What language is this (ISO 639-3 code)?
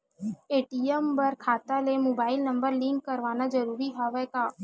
hne